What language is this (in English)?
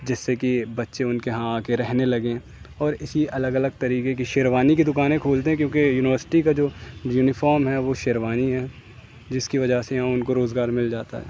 Urdu